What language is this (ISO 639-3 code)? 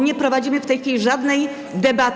pol